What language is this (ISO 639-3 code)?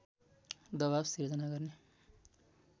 nep